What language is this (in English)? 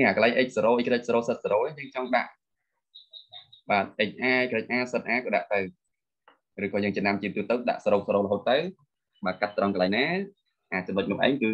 Vietnamese